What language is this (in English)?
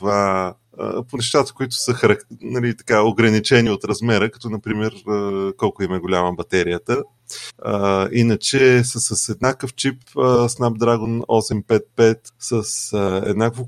Bulgarian